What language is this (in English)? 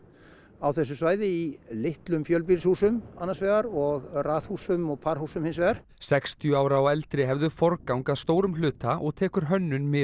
Icelandic